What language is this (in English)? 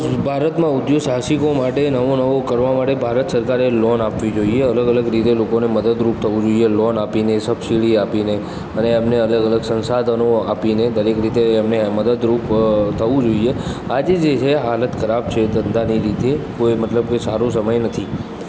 Gujarati